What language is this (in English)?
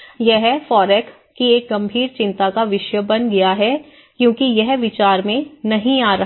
Hindi